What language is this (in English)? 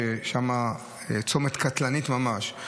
Hebrew